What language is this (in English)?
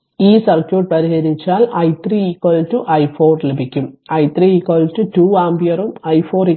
Malayalam